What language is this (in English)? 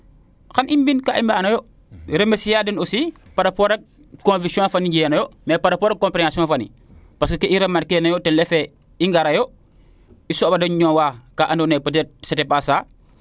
Serer